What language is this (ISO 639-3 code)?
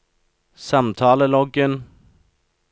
nor